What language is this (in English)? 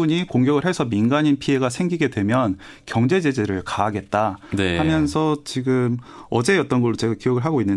Korean